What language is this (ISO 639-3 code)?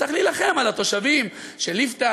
heb